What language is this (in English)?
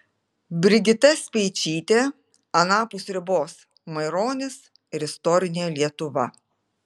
Lithuanian